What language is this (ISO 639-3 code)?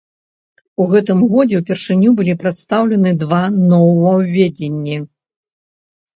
bel